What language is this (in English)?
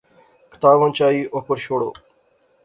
Pahari-Potwari